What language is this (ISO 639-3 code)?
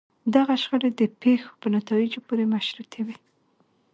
pus